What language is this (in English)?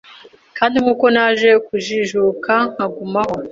Kinyarwanda